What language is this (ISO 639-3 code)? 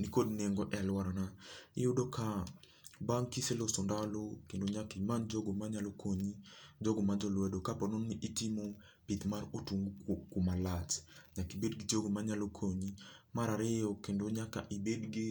luo